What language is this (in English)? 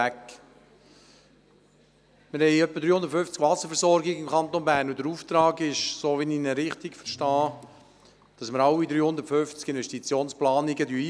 Swiss German